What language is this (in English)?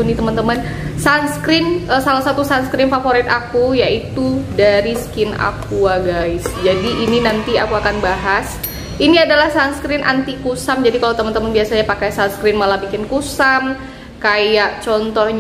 Indonesian